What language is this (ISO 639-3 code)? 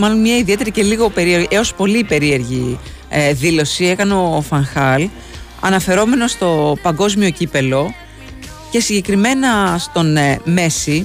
ell